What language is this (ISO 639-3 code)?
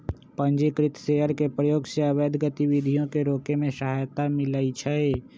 mag